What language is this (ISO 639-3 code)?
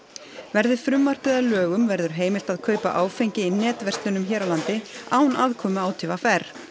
isl